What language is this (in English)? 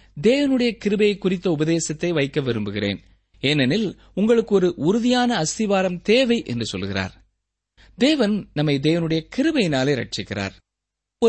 Tamil